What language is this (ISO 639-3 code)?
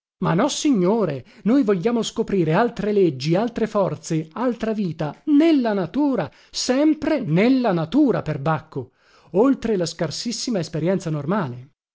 ita